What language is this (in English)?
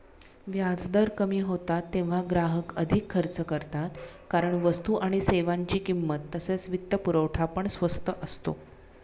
Marathi